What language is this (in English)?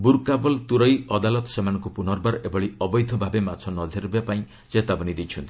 Odia